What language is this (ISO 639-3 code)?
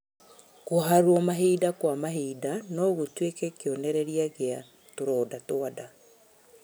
kik